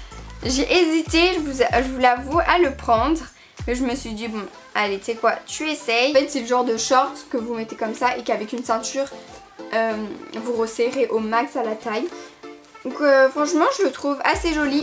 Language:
French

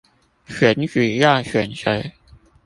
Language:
Chinese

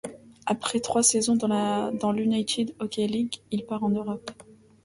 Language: French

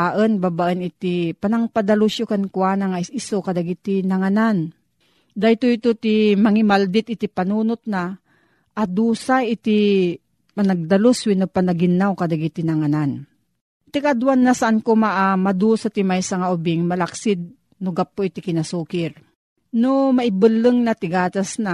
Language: Filipino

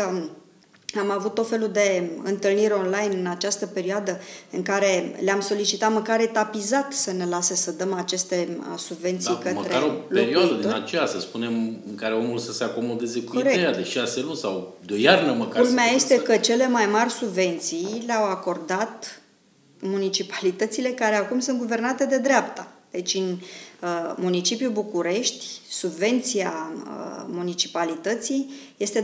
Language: Romanian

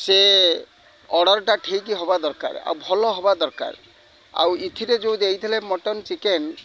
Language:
Odia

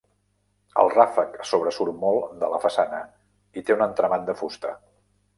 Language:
Catalan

